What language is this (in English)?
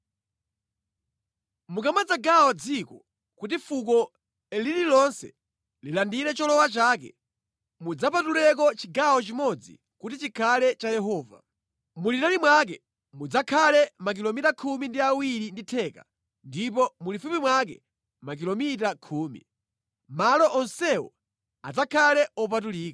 Nyanja